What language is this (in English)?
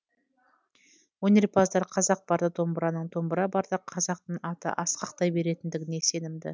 Kazakh